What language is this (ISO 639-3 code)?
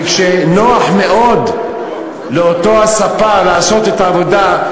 heb